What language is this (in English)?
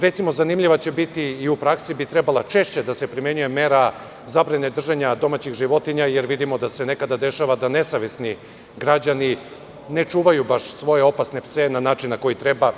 Serbian